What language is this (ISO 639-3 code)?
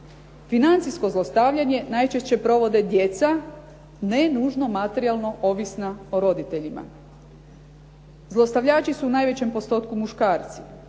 hrv